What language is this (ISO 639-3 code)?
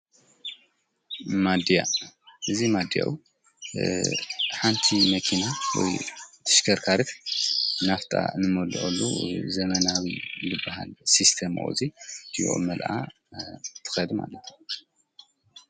tir